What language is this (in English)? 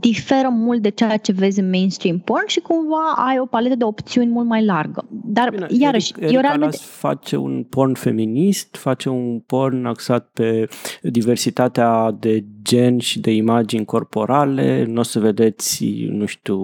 Romanian